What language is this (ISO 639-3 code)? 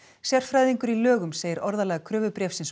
isl